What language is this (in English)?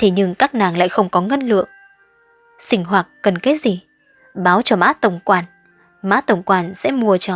Vietnamese